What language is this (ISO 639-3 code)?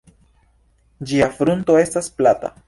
epo